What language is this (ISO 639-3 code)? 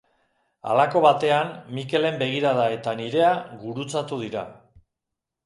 eus